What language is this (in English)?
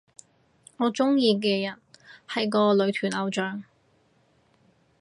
Cantonese